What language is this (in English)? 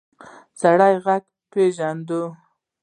Pashto